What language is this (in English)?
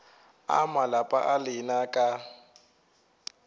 Northern Sotho